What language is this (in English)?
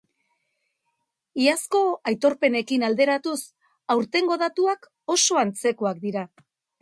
Basque